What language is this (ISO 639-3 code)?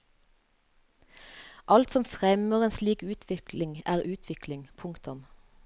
nor